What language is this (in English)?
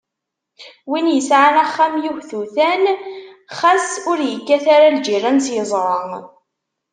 Kabyle